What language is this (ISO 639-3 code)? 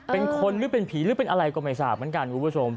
tha